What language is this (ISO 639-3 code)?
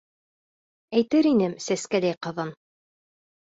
bak